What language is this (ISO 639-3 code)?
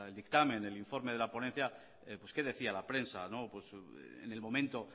spa